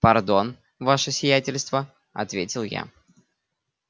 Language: Russian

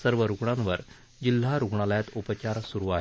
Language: Marathi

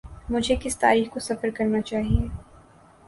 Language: Urdu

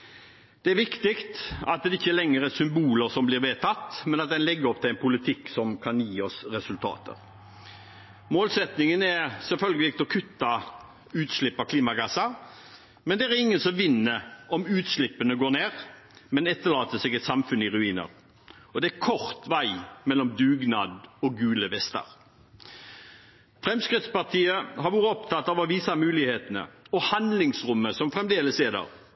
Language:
Norwegian Bokmål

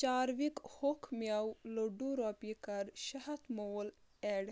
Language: Kashmiri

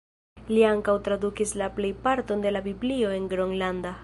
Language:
Esperanto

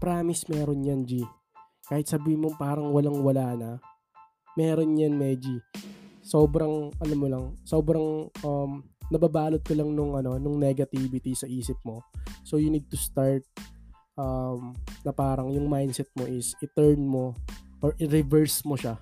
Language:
Filipino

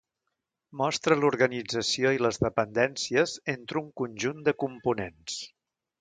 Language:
Catalan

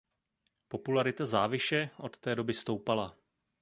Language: Czech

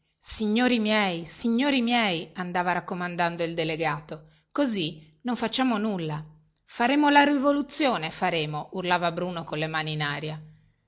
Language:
Italian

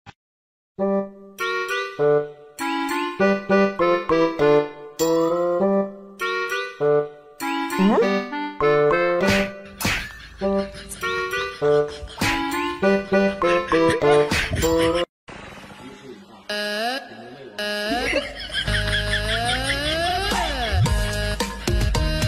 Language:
Arabic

